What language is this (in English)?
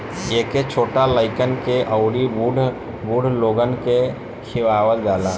Bhojpuri